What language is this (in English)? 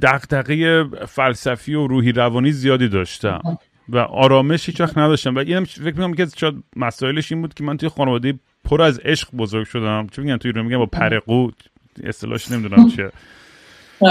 Persian